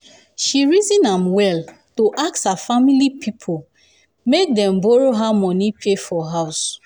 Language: Nigerian Pidgin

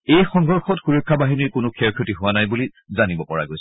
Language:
Assamese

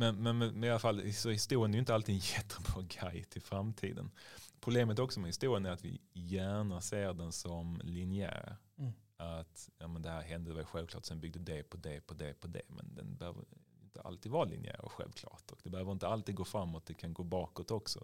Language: Swedish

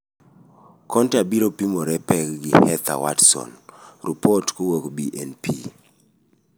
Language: Luo (Kenya and Tanzania)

